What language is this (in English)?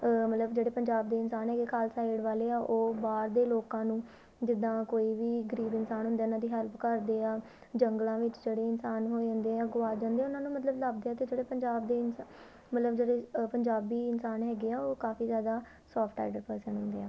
Punjabi